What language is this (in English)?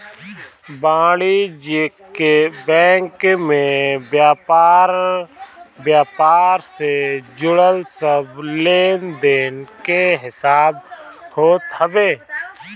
Bhojpuri